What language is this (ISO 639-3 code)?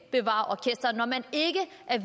dan